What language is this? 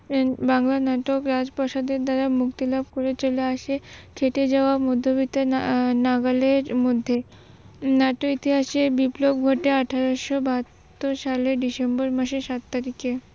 Bangla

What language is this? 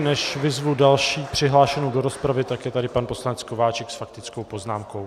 Czech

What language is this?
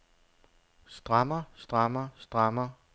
Danish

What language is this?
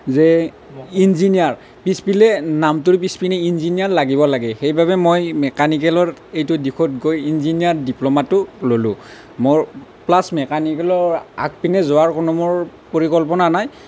Assamese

